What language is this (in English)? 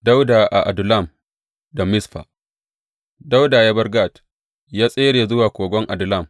Hausa